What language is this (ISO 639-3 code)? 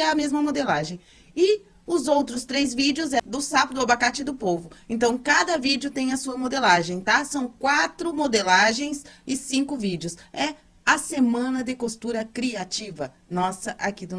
por